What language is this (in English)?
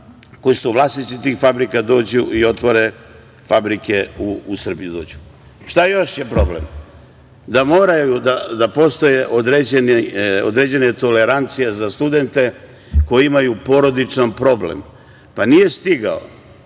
Serbian